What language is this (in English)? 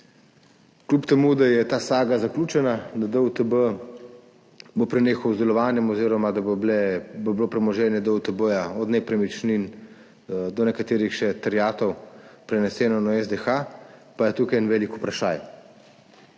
Slovenian